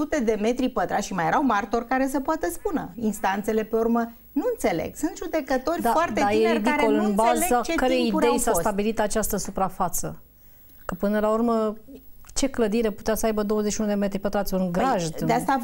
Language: Romanian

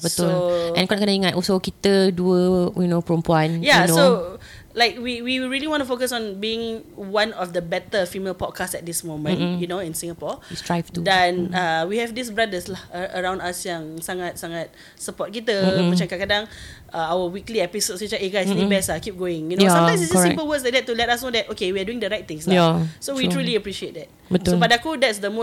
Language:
Malay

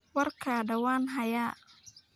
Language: Somali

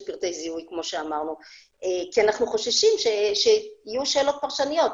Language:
Hebrew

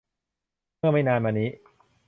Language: Thai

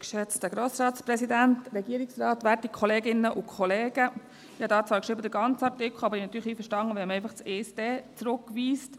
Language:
Swiss German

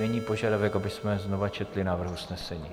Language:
Czech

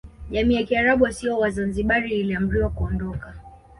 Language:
Swahili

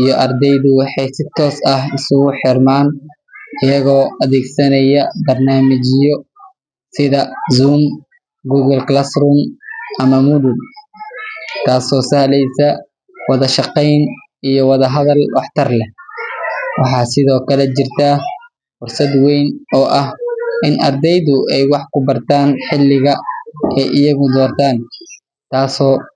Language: Somali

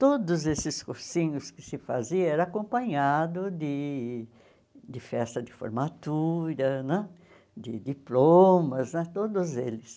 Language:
Portuguese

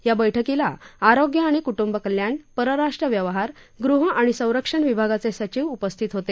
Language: Marathi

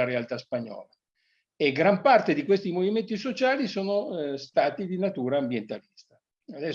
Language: Italian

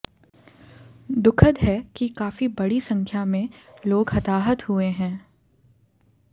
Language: Hindi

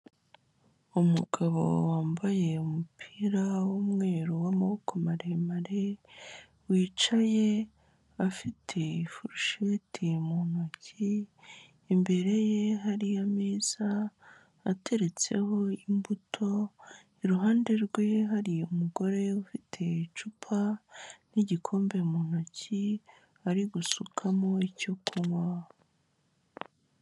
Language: Kinyarwanda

